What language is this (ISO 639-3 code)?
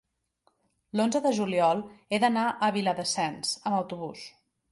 cat